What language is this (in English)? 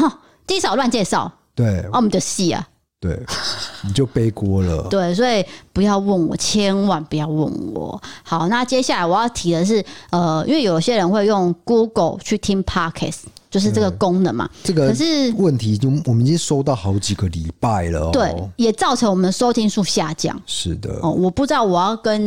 Chinese